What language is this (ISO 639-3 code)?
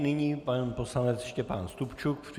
ces